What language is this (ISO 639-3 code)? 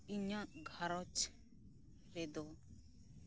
sat